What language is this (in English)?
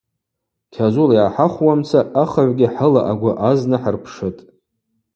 Abaza